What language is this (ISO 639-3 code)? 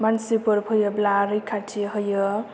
brx